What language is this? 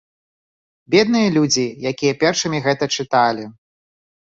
Belarusian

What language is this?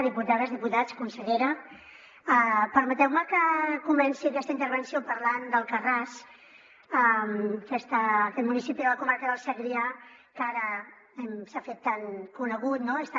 Catalan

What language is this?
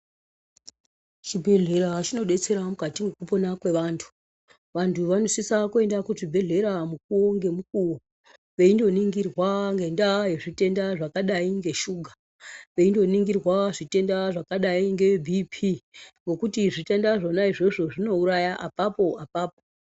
Ndau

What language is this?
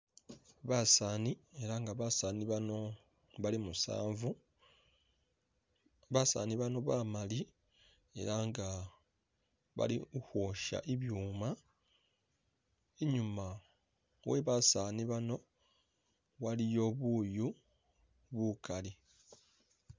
Masaaba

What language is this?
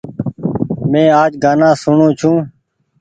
Goaria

